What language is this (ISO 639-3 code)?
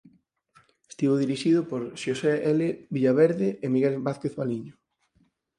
glg